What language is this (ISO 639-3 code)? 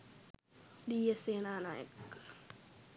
sin